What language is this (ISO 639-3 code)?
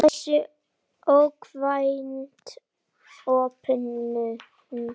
isl